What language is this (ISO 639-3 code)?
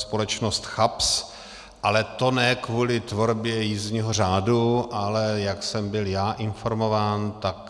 ces